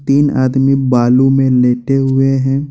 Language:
Hindi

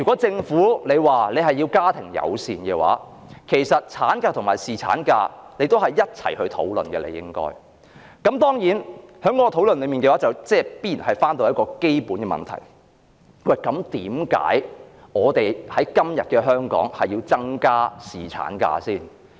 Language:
Cantonese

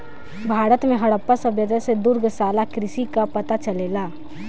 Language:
Bhojpuri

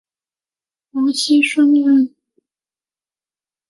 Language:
Chinese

